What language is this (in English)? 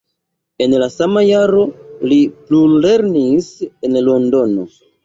Esperanto